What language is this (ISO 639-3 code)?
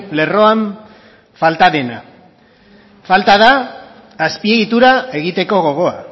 eus